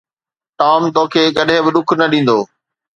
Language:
Sindhi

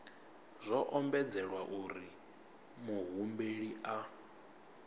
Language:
Venda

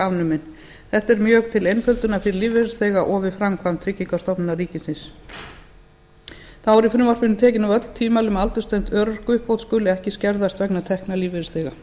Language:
Icelandic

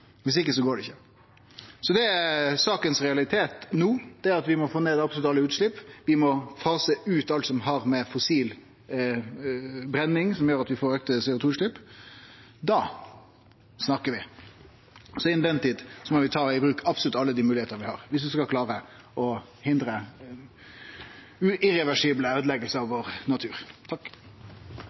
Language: Norwegian Nynorsk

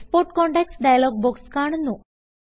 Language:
Malayalam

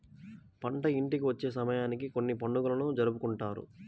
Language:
Telugu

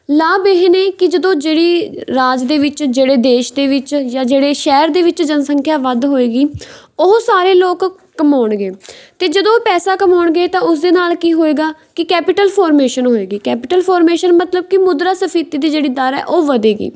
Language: Punjabi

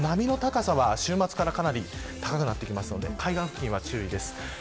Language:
Japanese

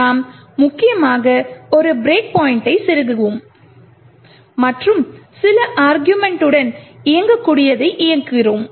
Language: Tamil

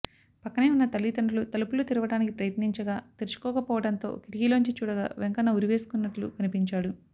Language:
Telugu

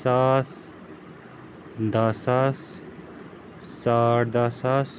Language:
Kashmiri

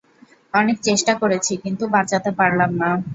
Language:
Bangla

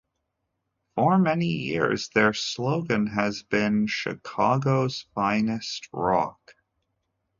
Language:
English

